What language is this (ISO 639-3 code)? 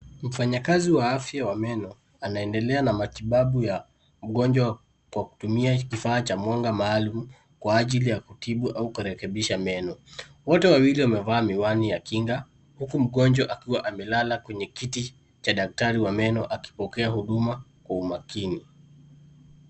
swa